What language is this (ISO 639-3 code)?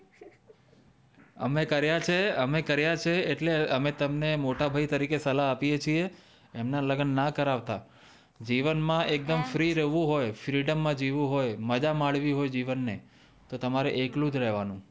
guj